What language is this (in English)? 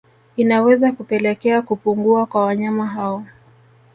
Swahili